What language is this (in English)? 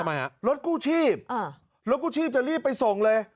Thai